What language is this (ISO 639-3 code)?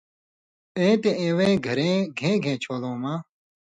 mvy